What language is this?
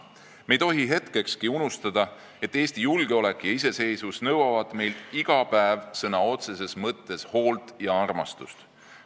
Estonian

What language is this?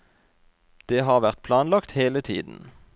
Norwegian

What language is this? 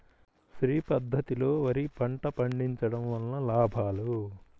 Telugu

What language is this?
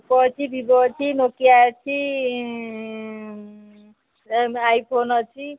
Odia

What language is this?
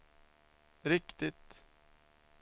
Swedish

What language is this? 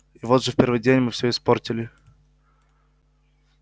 Russian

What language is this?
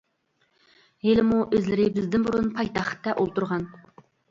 Uyghur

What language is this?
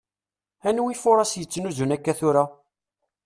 Kabyle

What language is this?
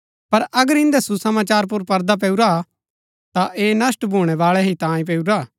Gaddi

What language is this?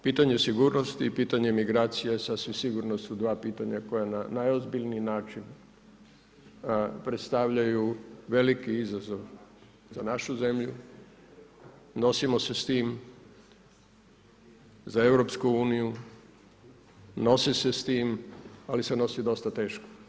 Croatian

